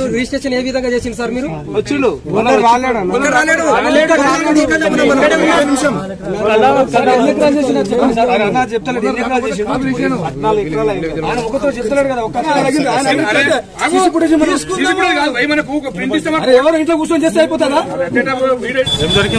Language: Arabic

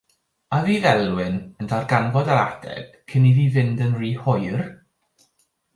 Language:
Welsh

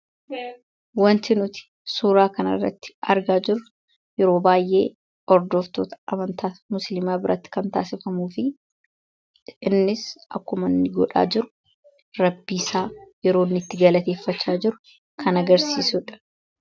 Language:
Oromo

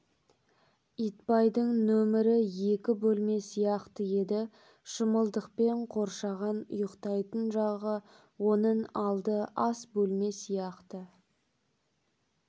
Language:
Kazakh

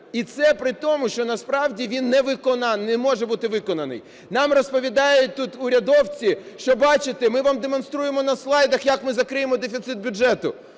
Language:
Ukrainian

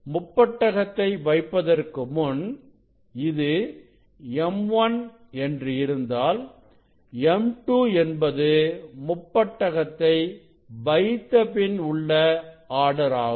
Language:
Tamil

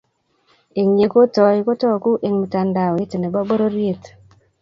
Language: Kalenjin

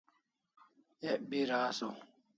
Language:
Kalasha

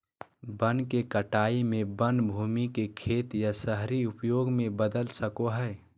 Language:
Magahi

